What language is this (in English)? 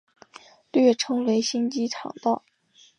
Chinese